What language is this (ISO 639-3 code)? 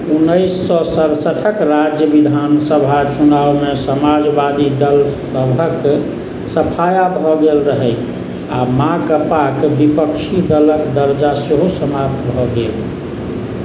mai